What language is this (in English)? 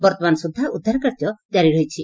Odia